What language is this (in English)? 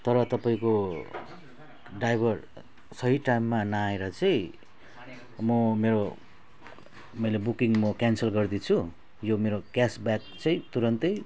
Nepali